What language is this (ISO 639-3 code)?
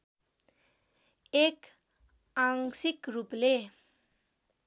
nep